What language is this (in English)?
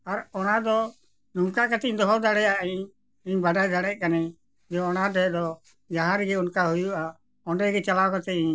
Santali